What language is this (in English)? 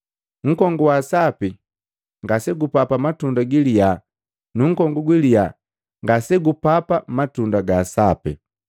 Matengo